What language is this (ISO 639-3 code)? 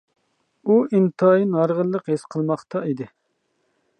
uig